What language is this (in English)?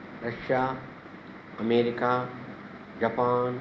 Sanskrit